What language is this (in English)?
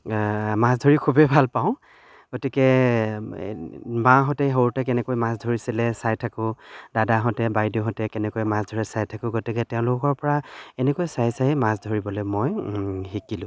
Assamese